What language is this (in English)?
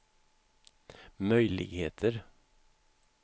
Swedish